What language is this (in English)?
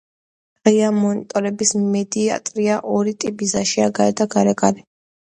Georgian